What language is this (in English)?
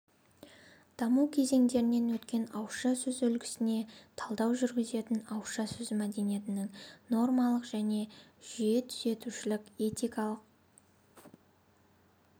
Kazakh